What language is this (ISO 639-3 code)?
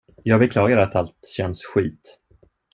swe